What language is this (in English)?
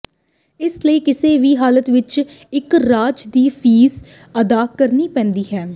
Punjabi